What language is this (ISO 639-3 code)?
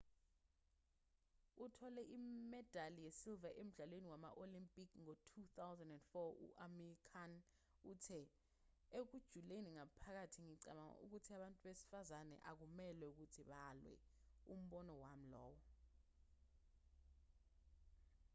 zul